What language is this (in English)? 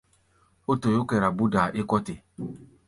Gbaya